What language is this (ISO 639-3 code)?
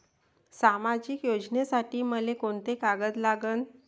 mar